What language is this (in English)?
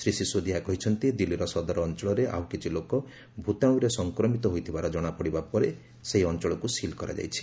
Odia